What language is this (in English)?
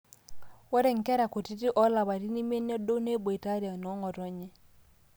Masai